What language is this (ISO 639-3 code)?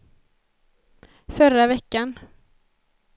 swe